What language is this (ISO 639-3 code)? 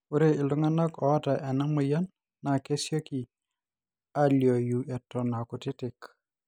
mas